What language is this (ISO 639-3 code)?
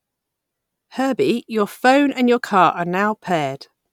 eng